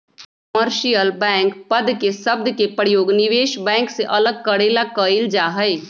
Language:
Magahi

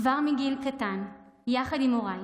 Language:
Hebrew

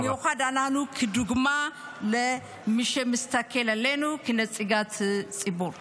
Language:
Hebrew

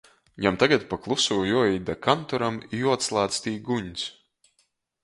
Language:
Latgalian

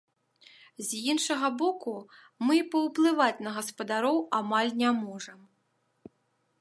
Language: Belarusian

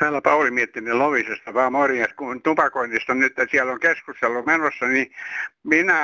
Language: Finnish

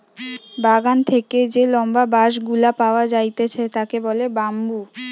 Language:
Bangla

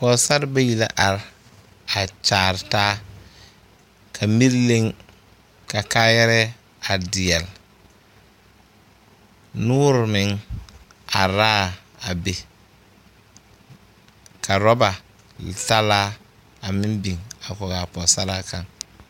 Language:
Southern Dagaare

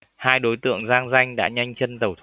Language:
Vietnamese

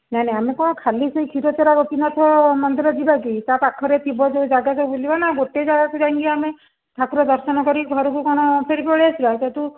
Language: Odia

